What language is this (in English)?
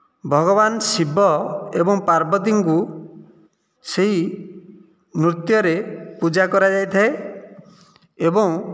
Odia